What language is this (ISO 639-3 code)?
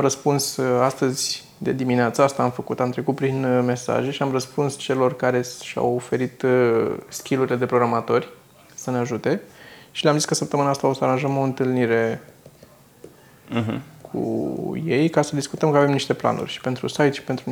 ron